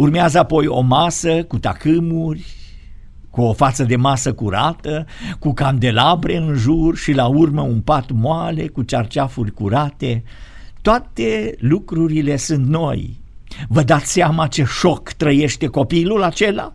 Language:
Romanian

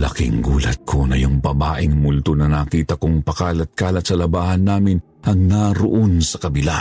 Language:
Filipino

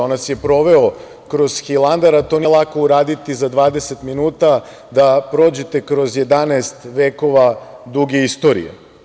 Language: Serbian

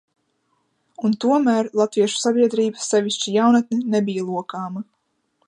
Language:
Latvian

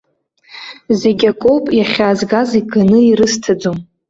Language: Abkhazian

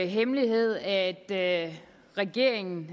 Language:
Danish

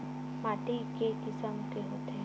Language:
Chhattisgarhi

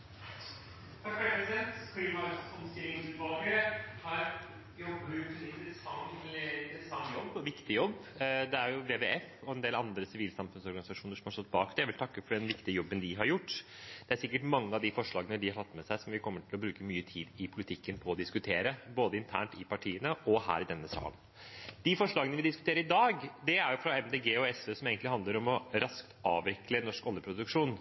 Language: Norwegian Bokmål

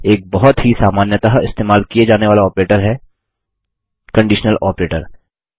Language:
Hindi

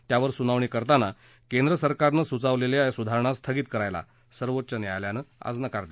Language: Marathi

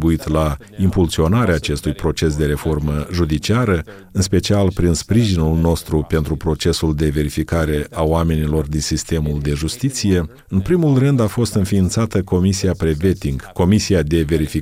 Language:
Romanian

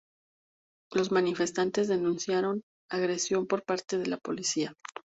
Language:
Spanish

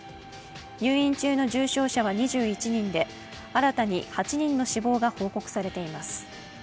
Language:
Japanese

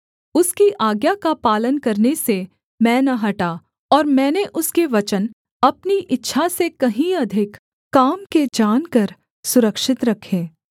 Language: Hindi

